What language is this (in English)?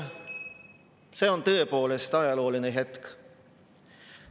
Estonian